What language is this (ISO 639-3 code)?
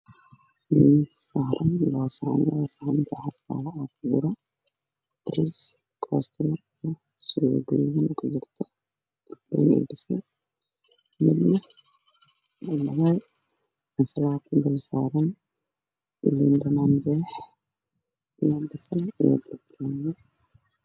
som